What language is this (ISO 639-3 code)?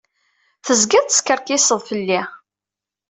kab